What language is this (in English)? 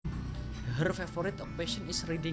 Javanese